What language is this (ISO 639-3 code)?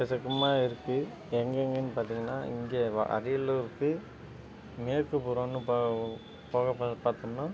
tam